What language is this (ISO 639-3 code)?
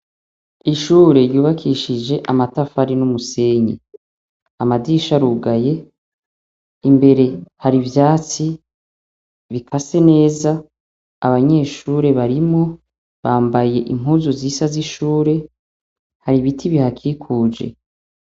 run